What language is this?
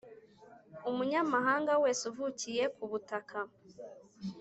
Kinyarwanda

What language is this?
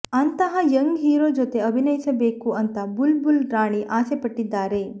Kannada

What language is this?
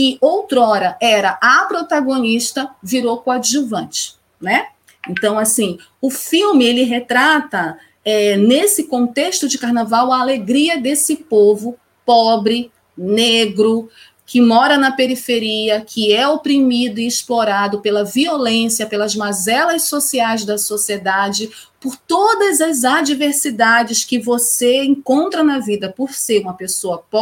Portuguese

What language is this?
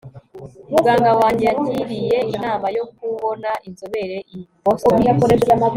Kinyarwanda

